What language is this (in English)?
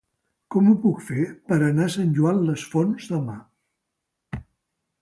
Catalan